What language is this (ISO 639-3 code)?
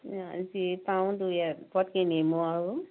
asm